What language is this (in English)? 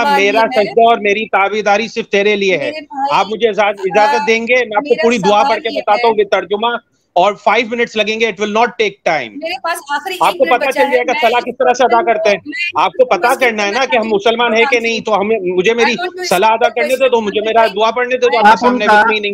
Urdu